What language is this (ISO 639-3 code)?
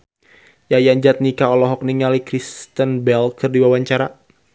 sun